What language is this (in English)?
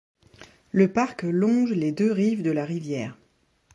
French